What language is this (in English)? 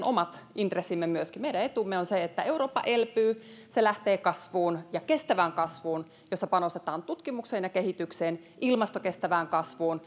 Finnish